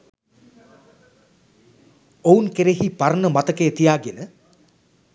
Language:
Sinhala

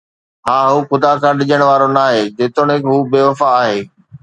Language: Sindhi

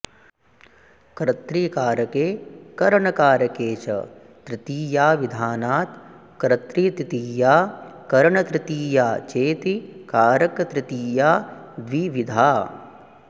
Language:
Sanskrit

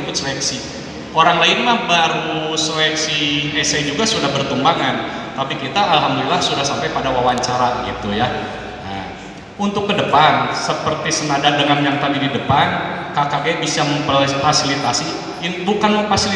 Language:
Indonesian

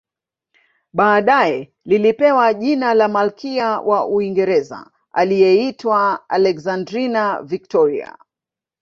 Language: Swahili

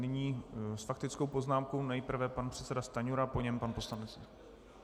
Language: Czech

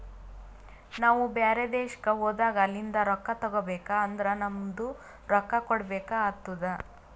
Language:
Kannada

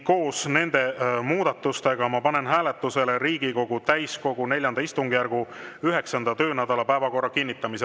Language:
Estonian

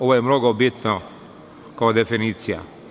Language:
Serbian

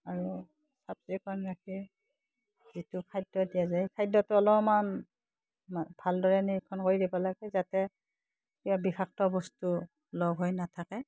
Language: Assamese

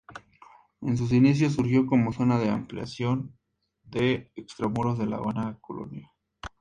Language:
Spanish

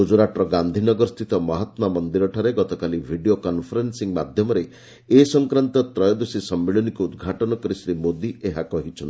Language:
Odia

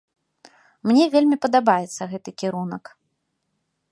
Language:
Belarusian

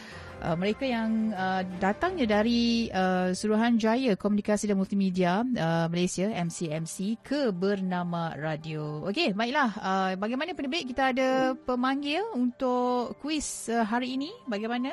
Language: Malay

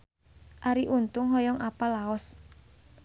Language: Sundanese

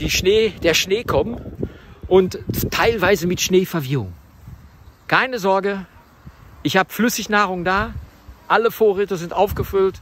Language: German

